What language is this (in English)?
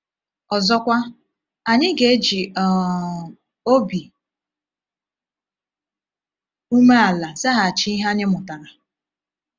Igbo